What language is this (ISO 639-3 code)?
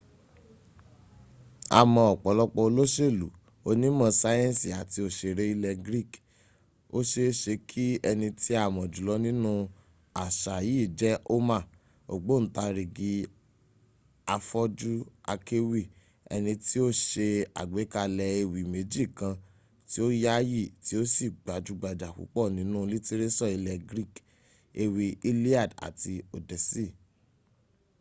yor